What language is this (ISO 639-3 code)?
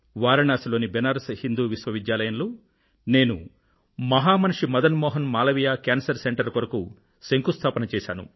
tel